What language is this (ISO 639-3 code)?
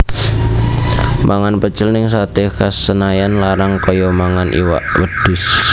jav